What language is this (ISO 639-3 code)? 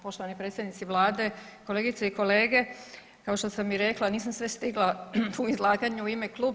hrv